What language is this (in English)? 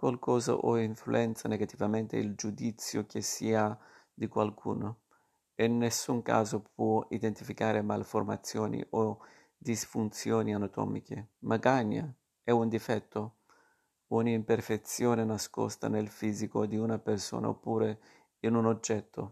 Italian